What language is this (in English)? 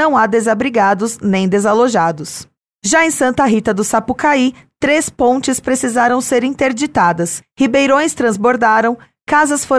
Portuguese